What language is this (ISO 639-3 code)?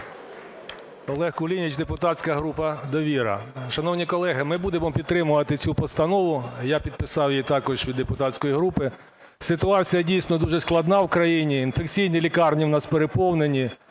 ukr